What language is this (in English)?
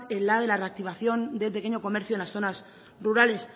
Spanish